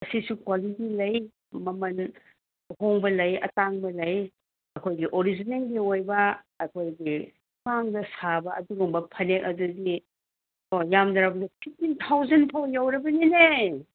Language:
Manipuri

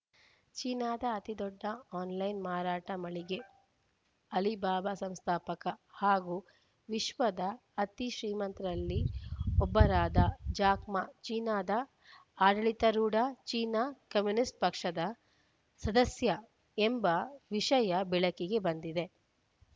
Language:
Kannada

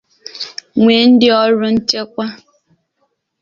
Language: Igbo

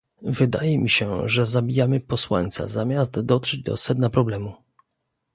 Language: Polish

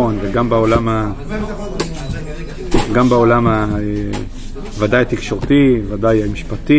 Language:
Hebrew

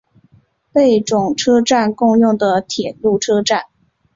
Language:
Chinese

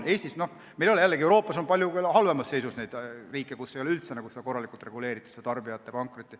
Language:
Estonian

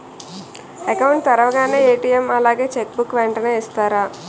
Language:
Telugu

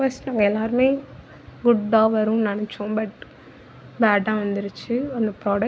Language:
Tamil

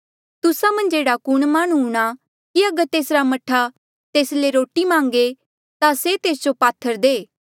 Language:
Mandeali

